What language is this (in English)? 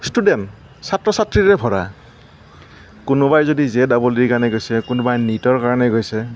Assamese